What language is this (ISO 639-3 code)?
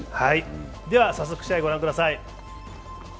jpn